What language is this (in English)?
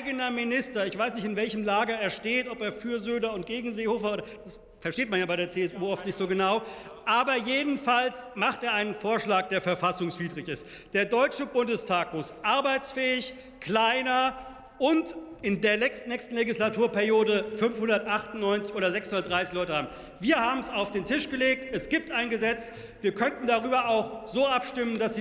German